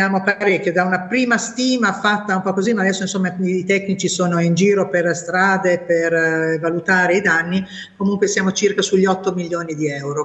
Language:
Italian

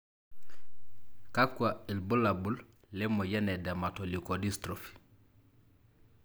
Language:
Masai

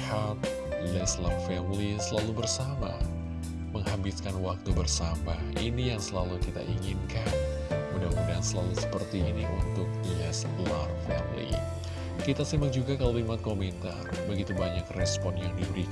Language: Indonesian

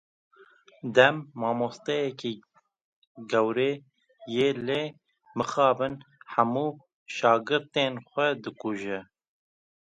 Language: Kurdish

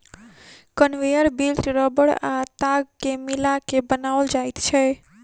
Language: Maithili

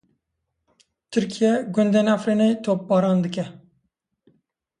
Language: Kurdish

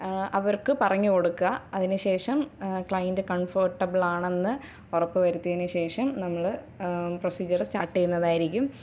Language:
Malayalam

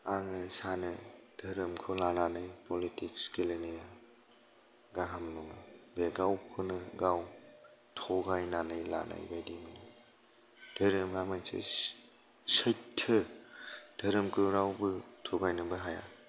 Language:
Bodo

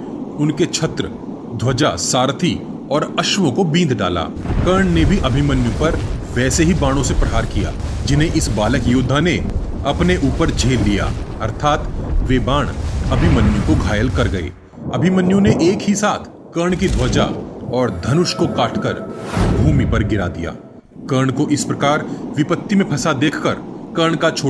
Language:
Hindi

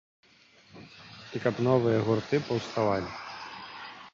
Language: Belarusian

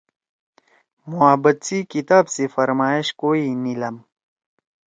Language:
Torwali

